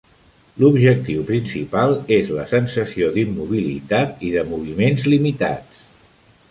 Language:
Catalan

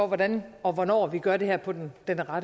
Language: Danish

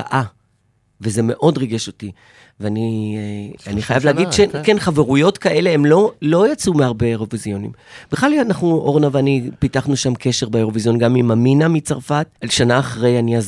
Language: Hebrew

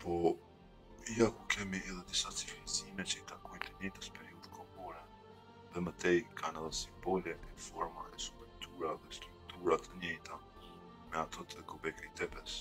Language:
Romanian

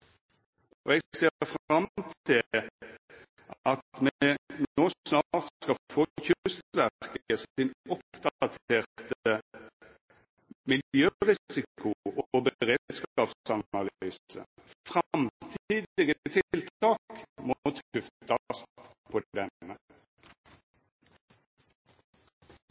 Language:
Norwegian Nynorsk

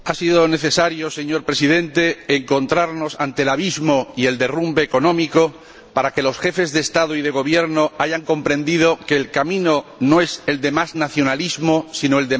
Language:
Spanish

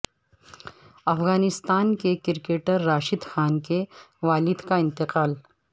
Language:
Urdu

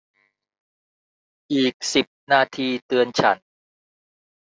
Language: Thai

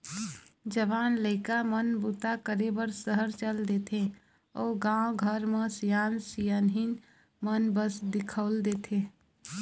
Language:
Chhattisgarhi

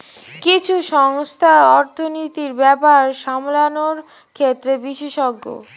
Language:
Bangla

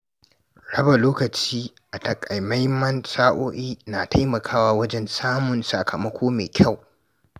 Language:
Hausa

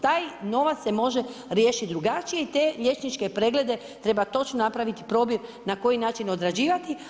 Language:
Croatian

